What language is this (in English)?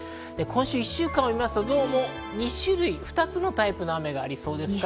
Japanese